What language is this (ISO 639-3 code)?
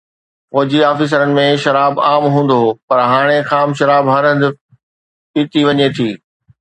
snd